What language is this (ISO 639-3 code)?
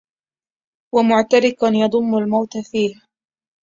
ara